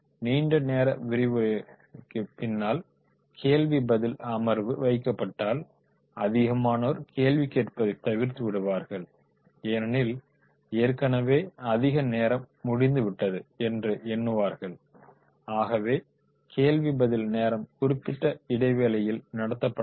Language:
Tamil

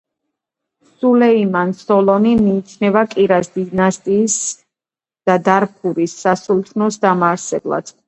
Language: Georgian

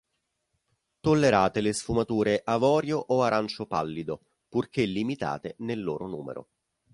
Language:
Italian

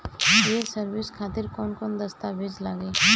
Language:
Bhojpuri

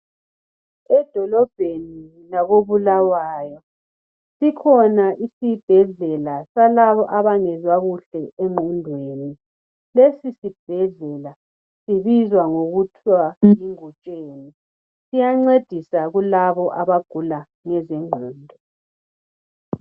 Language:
North Ndebele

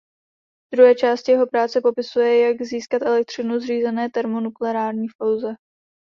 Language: Czech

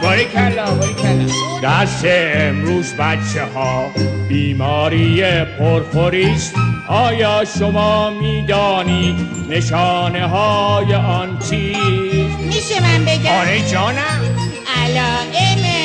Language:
Persian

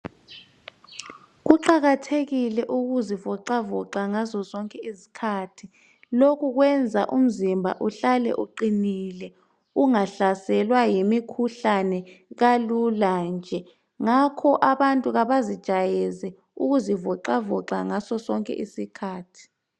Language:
North Ndebele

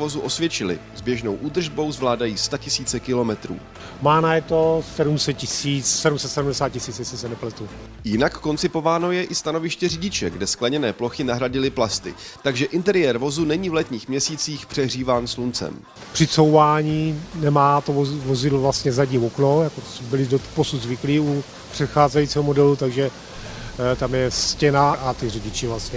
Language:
Czech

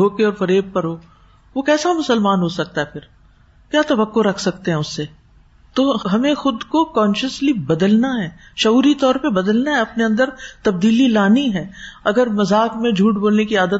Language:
Urdu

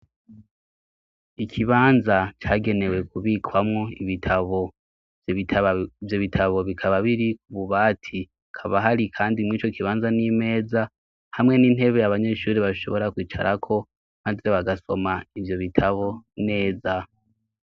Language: Rundi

